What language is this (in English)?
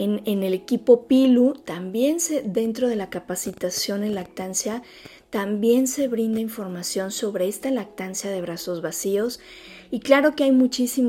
Spanish